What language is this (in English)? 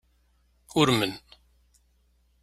Kabyle